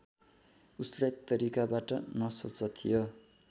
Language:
Nepali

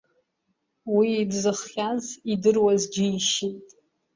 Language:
Abkhazian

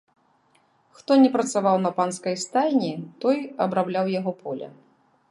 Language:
Belarusian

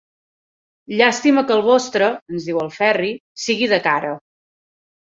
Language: Catalan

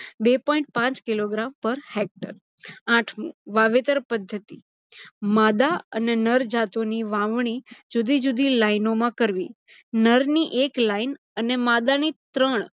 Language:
Gujarati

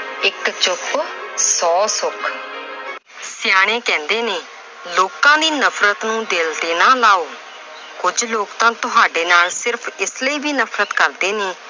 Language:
Punjabi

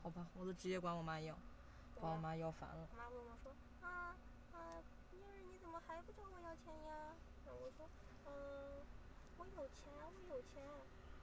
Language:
Chinese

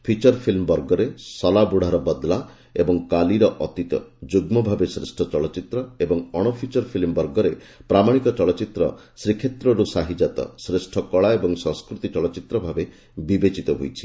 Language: Odia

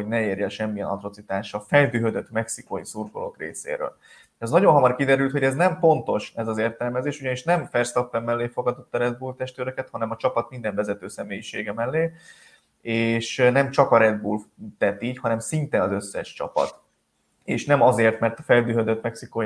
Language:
Hungarian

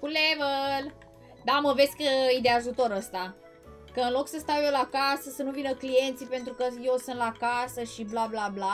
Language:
Romanian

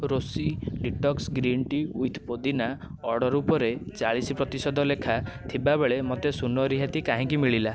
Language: Odia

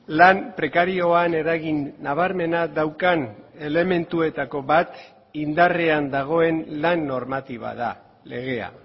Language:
Basque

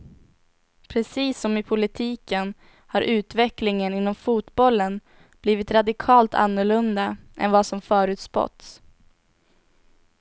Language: Swedish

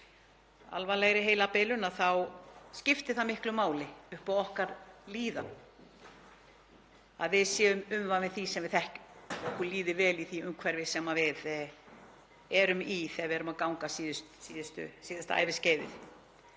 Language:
Icelandic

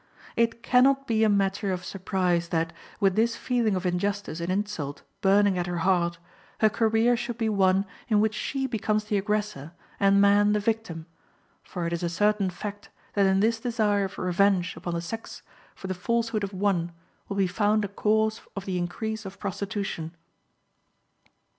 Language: English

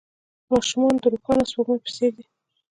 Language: Pashto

